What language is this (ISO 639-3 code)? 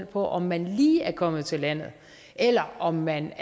dan